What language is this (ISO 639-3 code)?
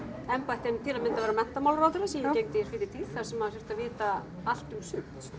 isl